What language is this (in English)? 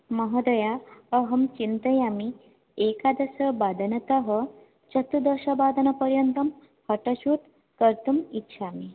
Sanskrit